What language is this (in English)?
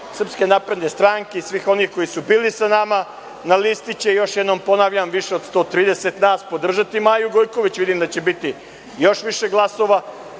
Serbian